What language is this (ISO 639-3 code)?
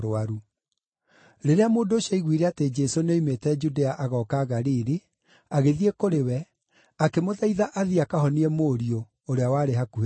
kik